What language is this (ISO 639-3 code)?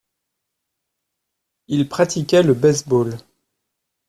fra